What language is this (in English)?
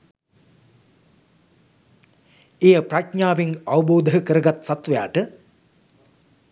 Sinhala